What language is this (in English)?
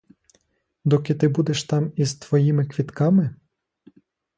Ukrainian